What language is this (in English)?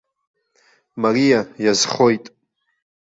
Abkhazian